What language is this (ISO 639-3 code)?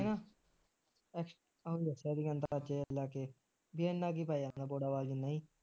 pan